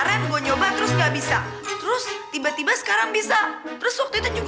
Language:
Indonesian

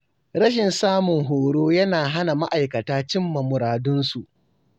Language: Hausa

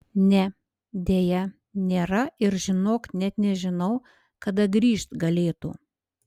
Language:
Lithuanian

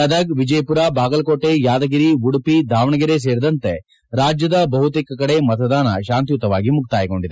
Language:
Kannada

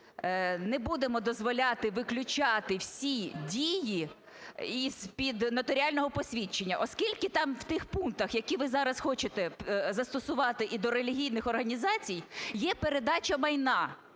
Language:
Ukrainian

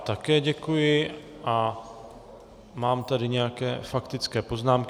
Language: Czech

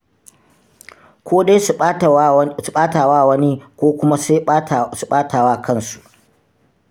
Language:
Hausa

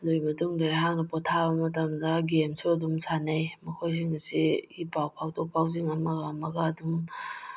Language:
Manipuri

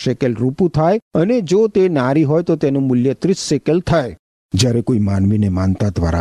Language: Gujarati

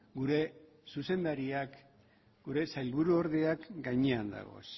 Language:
Basque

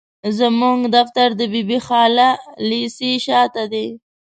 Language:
Pashto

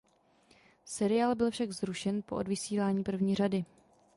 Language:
Czech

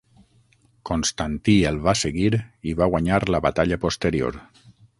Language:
Catalan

